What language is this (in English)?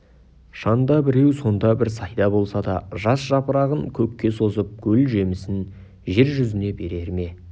Kazakh